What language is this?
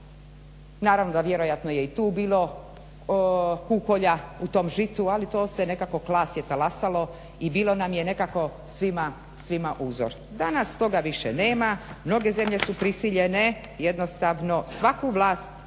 Croatian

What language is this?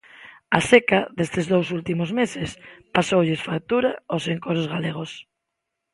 Galician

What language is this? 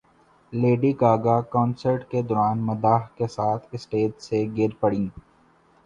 Urdu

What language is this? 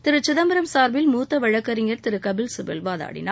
Tamil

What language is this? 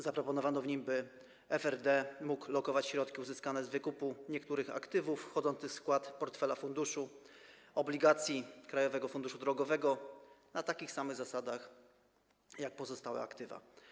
Polish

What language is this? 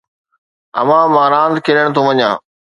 Sindhi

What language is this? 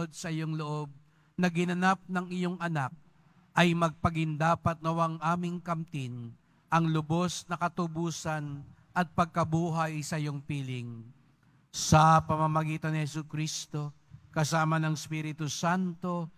Filipino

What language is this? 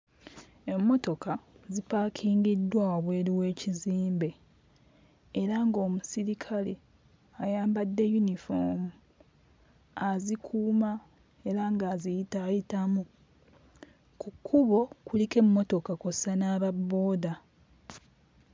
Ganda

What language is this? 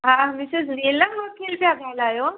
Sindhi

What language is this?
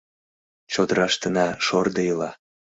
Mari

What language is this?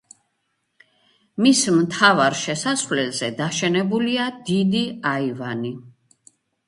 Georgian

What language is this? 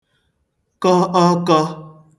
Igbo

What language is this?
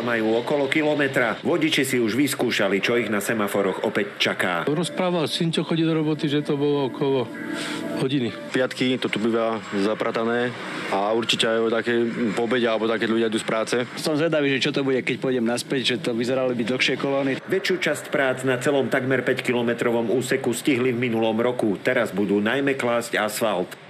Slovak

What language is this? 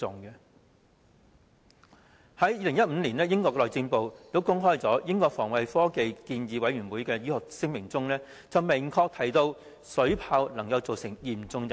Cantonese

